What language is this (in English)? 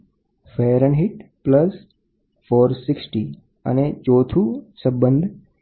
Gujarati